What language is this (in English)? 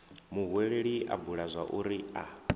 Venda